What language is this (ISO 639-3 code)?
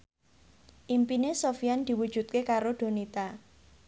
jav